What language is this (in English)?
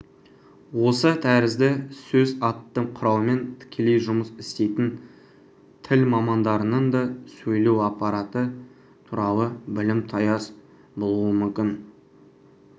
Kazakh